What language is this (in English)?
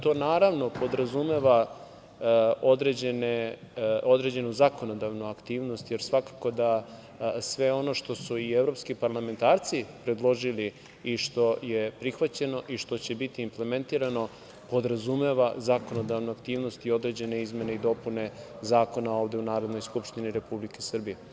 Serbian